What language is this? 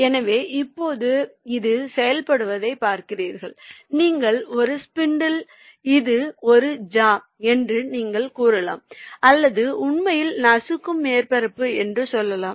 Tamil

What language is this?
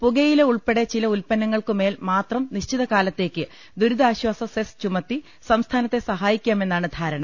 Malayalam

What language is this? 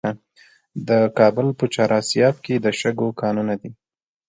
Pashto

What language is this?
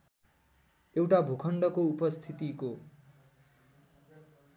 Nepali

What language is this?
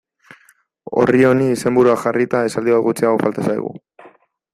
Basque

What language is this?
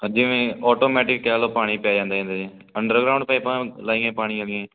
Punjabi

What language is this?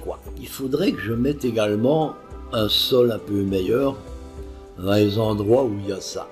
French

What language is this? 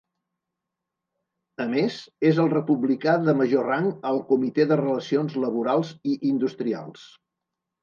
Catalan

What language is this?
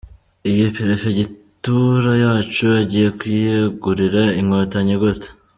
Kinyarwanda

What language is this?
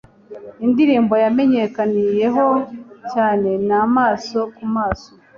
Kinyarwanda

